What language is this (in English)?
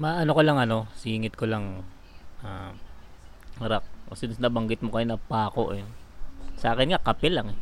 Filipino